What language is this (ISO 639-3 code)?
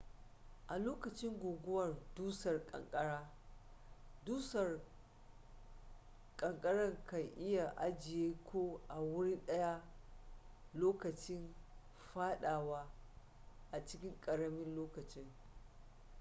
hau